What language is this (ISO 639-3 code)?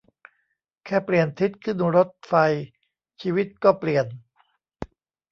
tha